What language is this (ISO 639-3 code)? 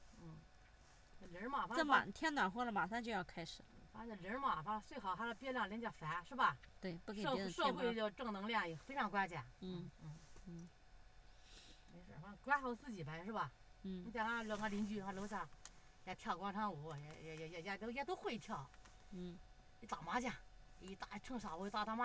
zho